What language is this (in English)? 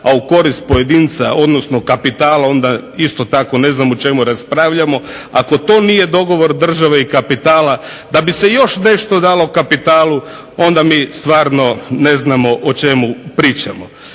Croatian